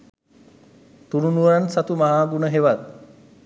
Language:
Sinhala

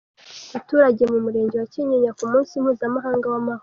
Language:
Kinyarwanda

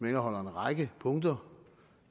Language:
Danish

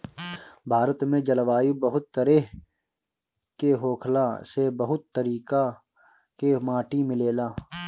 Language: Bhojpuri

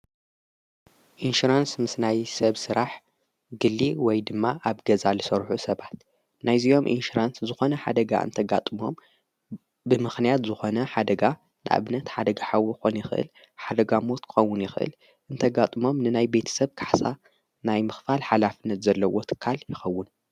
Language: Tigrinya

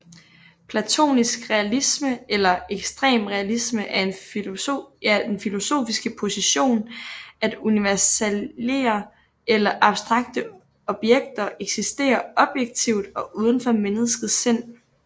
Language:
Danish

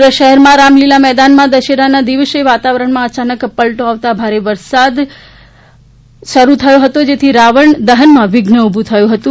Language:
Gujarati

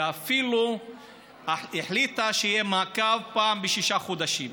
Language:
Hebrew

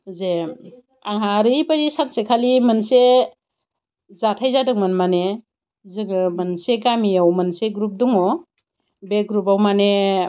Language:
Bodo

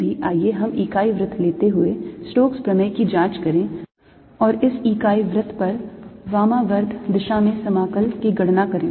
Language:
Hindi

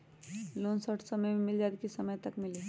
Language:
Magahi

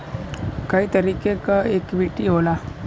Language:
Bhojpuri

